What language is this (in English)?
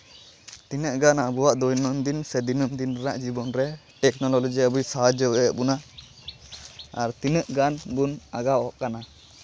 Santali